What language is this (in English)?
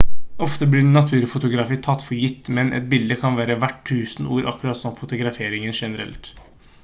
Norwegian Bokmål